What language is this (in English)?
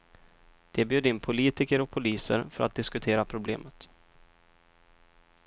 Swedish